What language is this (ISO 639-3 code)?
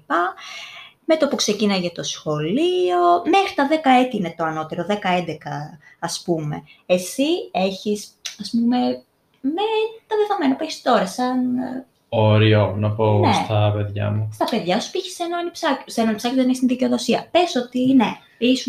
ell